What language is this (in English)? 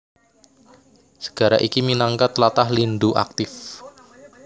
Javanese